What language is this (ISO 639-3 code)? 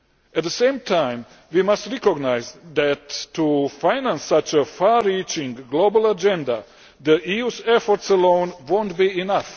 eng